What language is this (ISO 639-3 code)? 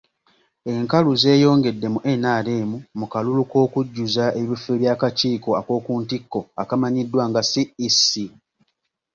lug